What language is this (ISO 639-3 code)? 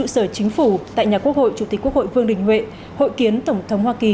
vie